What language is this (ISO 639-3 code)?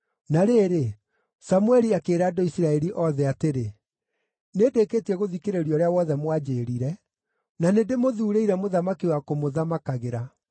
kik